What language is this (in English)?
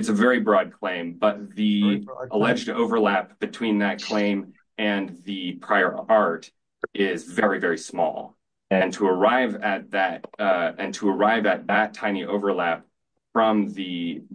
English